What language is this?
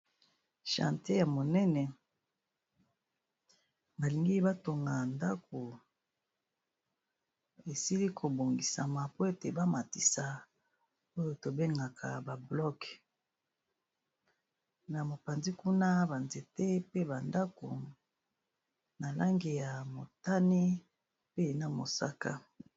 Lingala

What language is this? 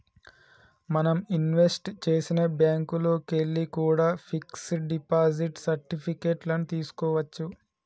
Telugu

